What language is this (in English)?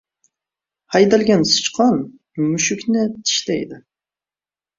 Uzbek